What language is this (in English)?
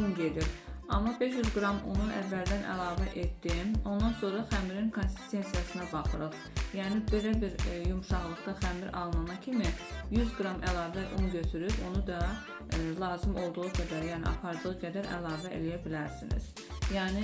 Turkish